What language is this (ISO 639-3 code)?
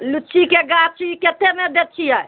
mai